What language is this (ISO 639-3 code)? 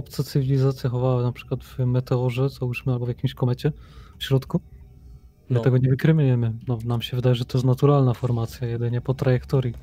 pol